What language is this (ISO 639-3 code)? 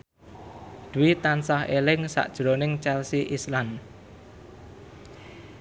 jav